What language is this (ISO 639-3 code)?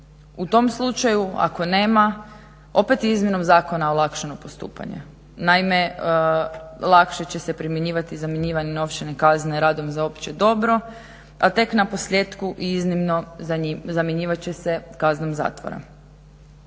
hrv